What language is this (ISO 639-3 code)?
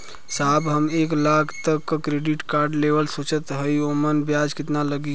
bho